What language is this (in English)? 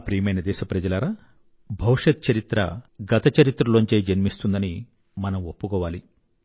Telugu